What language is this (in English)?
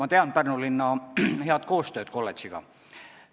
Estonian